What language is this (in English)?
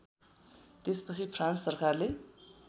Nepali